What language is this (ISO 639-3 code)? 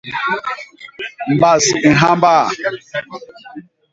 bas